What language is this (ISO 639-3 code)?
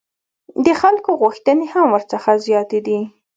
pus